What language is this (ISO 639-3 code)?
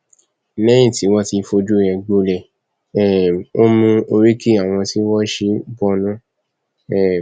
yor